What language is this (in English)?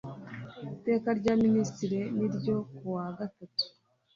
Kinyarwanda